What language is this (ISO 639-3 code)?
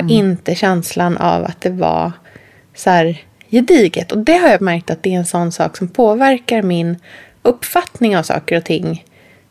swe